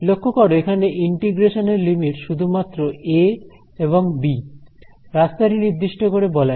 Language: Bangla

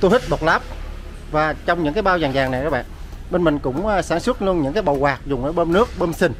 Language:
Vietnamese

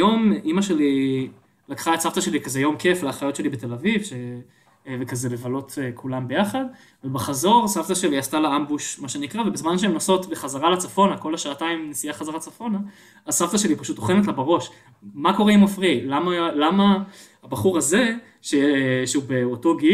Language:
Hebrew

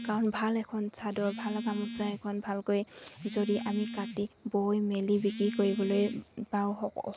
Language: Assamese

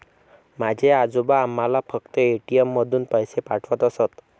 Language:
Marathi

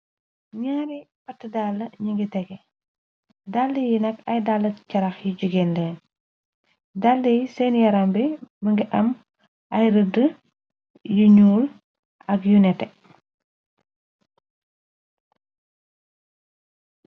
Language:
Wolof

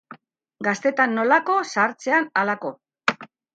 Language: Basque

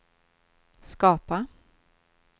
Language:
Swedish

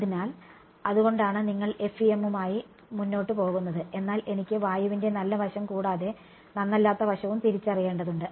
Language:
Malayalam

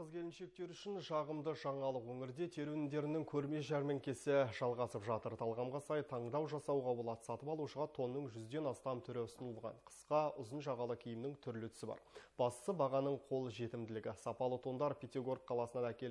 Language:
Turkish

